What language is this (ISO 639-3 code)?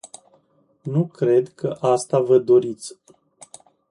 ron